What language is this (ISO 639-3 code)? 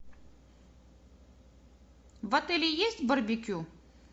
rus